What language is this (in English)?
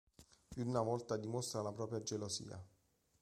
Italian